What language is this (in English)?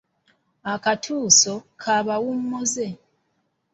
Ganda